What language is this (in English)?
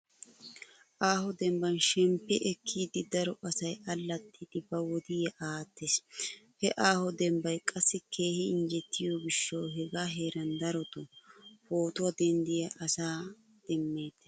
Wolaytta